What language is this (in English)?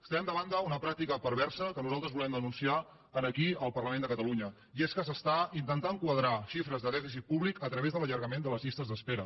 Catalan